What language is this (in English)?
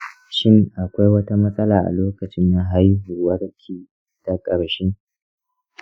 Hausa